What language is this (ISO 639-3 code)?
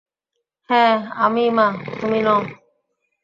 ben